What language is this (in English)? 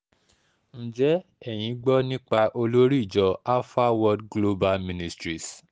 Yoruba